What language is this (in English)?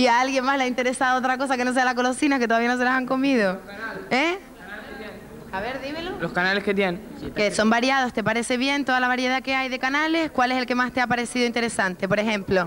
Spanish